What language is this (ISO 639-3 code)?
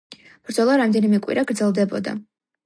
kat